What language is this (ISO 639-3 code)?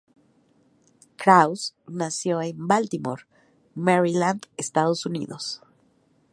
spa